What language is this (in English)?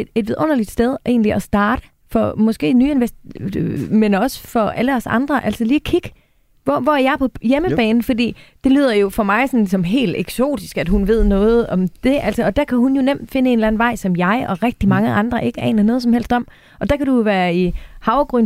Danish